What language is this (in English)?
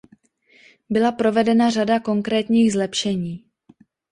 Czech